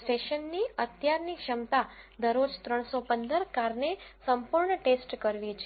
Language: Gujarati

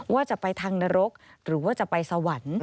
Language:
Thai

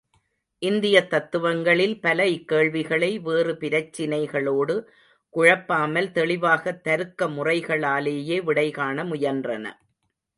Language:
Tamil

